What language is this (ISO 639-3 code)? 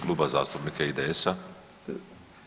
hrv